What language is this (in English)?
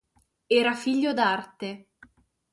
Italian